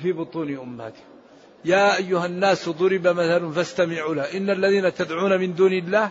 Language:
Arabic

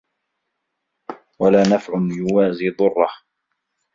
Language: Arabic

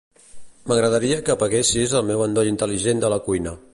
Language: Catalan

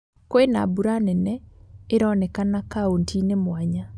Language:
Kikuyu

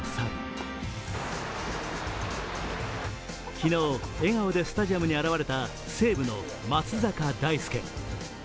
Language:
Japanese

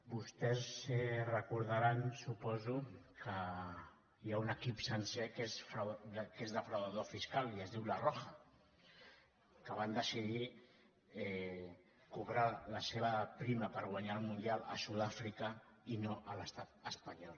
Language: Catalan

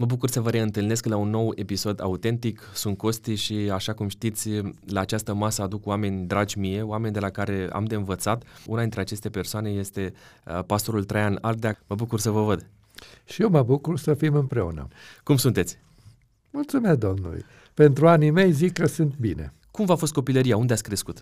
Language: Romanian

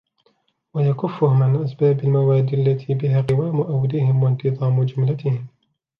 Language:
Arabic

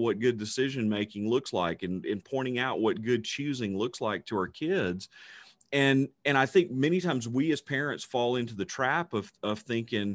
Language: English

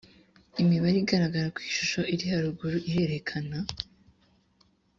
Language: Kinyarwanda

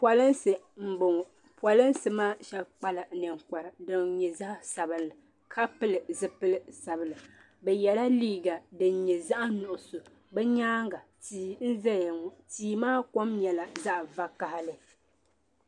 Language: Dagbani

